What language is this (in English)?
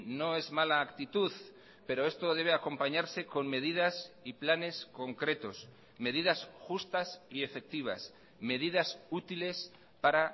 Spanish